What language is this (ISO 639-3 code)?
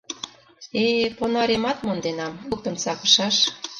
chm